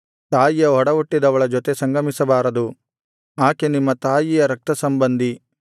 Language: Kannada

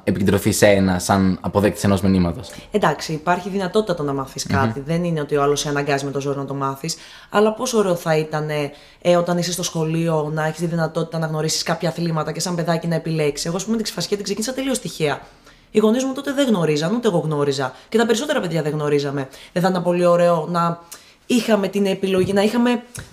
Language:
Greek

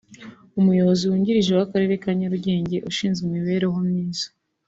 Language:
Kinyarwanda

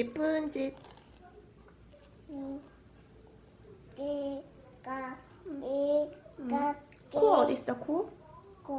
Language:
Korean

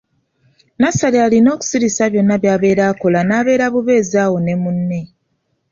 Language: Ganda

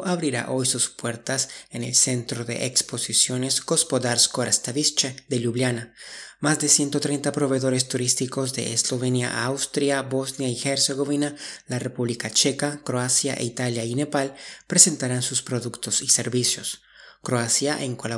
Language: Spanish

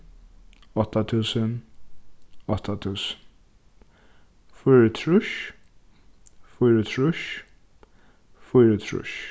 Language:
Faroese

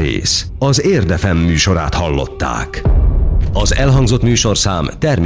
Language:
Hungarian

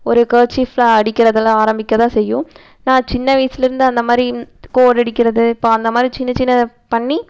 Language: Tamil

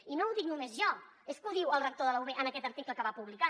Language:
Catalan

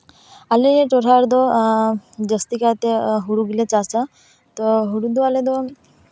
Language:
Santali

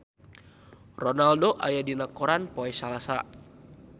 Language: Sundanese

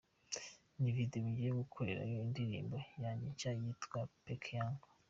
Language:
Kinyarwanda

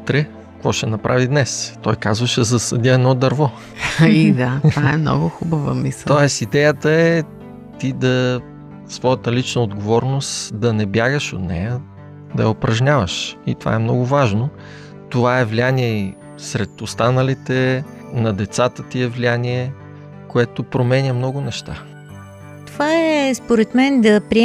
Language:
Bulgarian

